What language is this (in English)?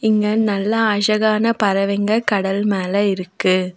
Tamil